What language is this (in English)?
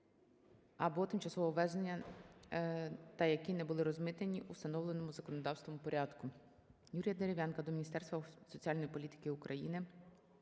Ukrainian